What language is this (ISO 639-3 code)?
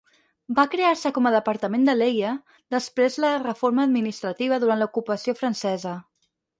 cat